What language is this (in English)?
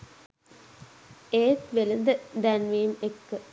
Sinhala